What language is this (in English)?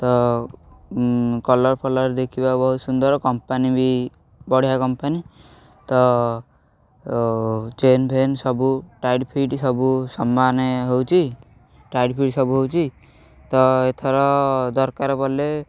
Odia